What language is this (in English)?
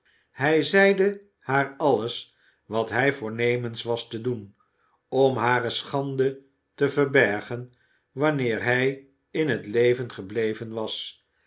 Dutch